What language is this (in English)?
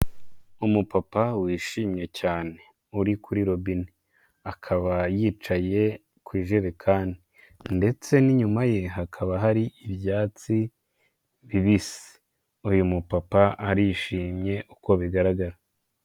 Kinyarwanda